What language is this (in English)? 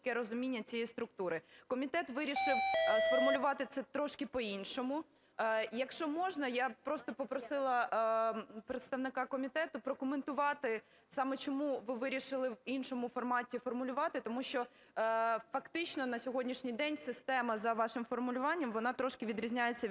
Ukrainian